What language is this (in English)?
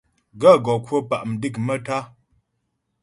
Ghomala